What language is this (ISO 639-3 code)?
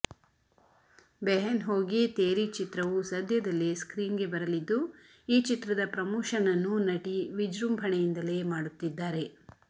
kan